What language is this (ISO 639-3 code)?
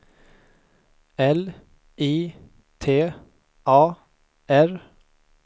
swe